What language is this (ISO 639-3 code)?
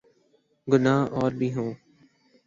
urd